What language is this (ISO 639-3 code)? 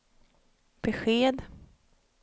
swe